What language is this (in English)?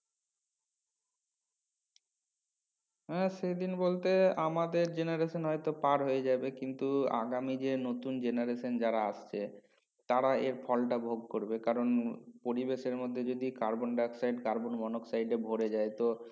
Bangla